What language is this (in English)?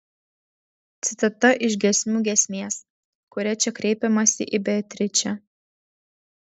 Lithuanian